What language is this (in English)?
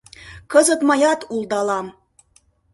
Mari